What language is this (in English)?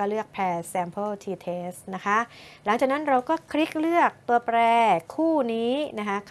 Thai